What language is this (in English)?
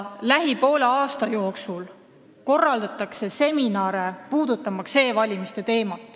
Estonian